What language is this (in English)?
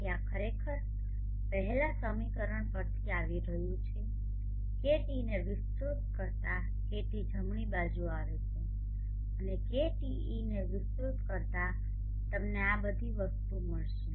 Gujarati